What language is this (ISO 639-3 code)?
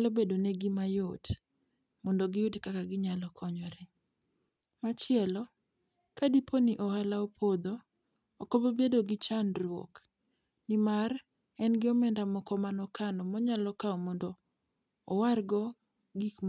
luo